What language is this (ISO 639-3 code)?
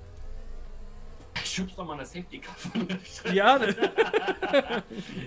deu